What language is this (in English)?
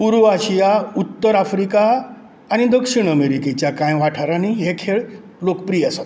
Konkani